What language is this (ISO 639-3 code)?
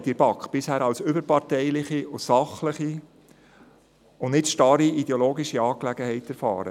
gsw